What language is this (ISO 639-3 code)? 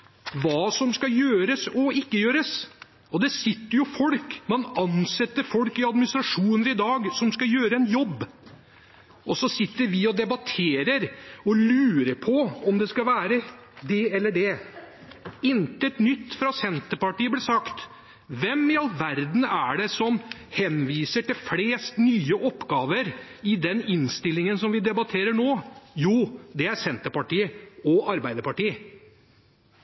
nob